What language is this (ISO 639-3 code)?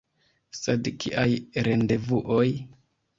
epo